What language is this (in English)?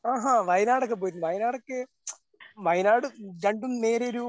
Malayalam